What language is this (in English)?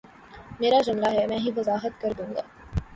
Urdu